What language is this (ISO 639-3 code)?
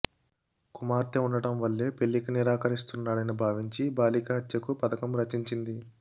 tel